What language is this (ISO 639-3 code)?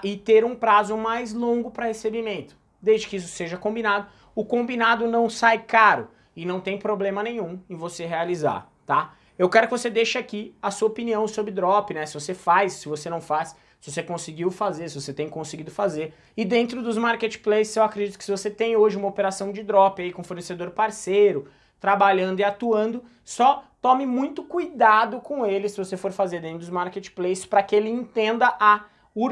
por